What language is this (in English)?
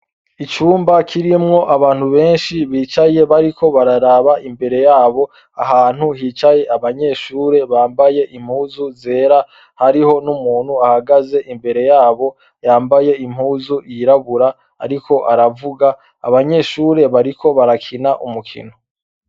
Rundi